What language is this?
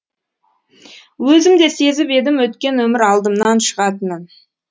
Kazakh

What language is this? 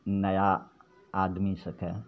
Maithili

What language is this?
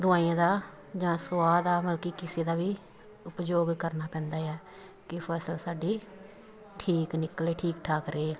Punjabi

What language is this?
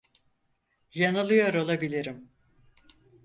Turkish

